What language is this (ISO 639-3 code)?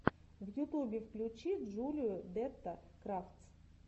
rus